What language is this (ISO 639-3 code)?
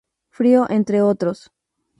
spa